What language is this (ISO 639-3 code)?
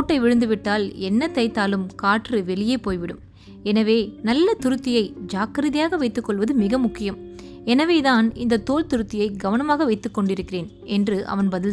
tam